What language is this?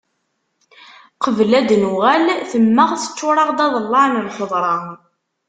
Kabyle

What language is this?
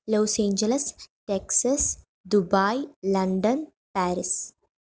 Malayalam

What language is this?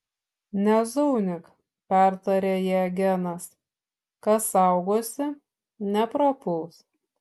Lithuanian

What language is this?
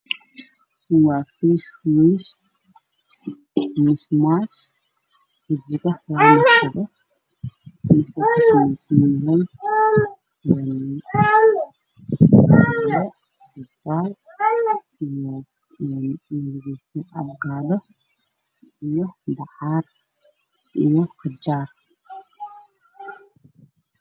Somali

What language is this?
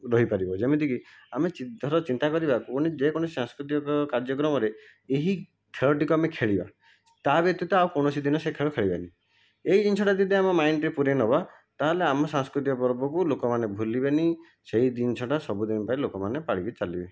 Odia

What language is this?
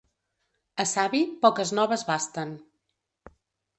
Catalan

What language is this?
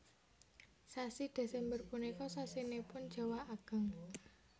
Javanese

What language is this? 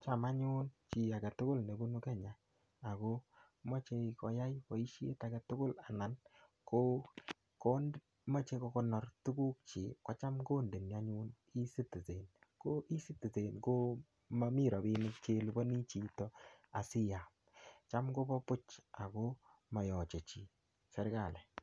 Kalenjin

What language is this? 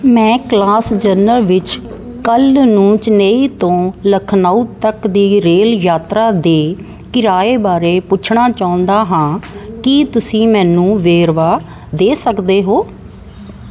Punjabi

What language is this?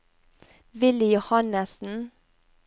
Norwegian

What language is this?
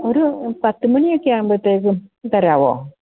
Malayalam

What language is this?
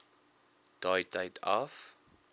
Afrikaans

